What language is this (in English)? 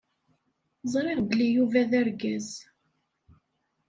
Kabyle